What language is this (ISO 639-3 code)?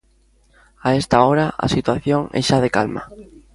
glg